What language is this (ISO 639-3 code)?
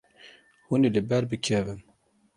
kur